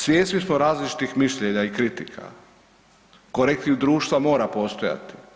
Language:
Croatian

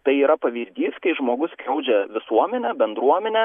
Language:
Lithuanian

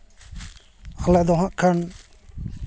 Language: Santali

